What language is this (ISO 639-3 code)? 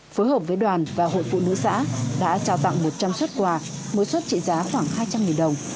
vie